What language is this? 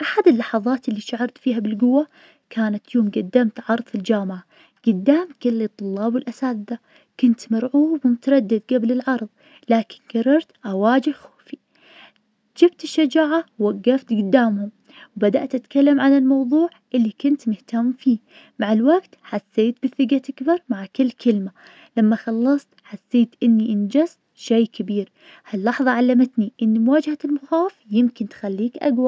Najdi Arabic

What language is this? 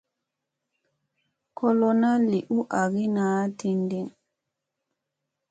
Musey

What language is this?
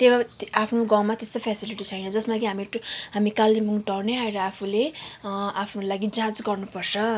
Nepali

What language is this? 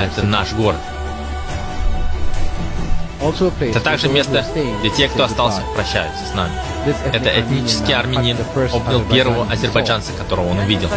Russian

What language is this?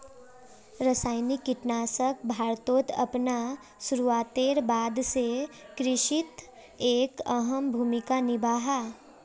Magahi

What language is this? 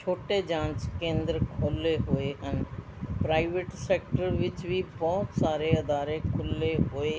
Punjabi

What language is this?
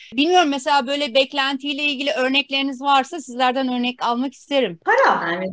Turkish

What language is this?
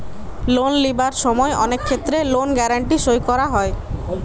Bangla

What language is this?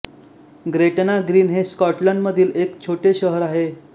Marathi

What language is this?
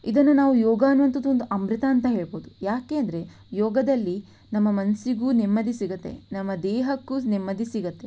Kannada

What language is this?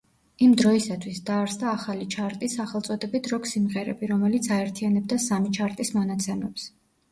Georgian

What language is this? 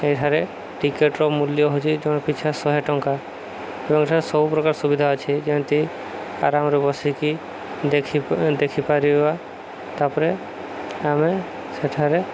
Odia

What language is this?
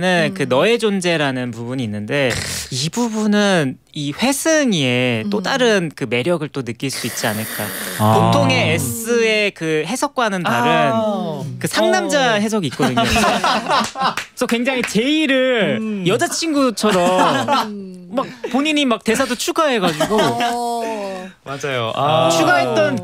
Korean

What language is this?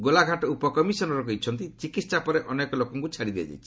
Odia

